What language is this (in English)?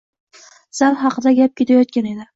Uzbek